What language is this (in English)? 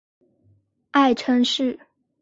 Chinese